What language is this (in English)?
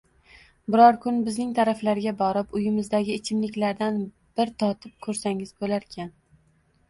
Uzbek